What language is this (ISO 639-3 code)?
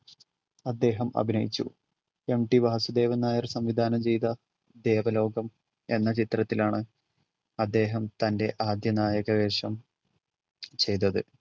mal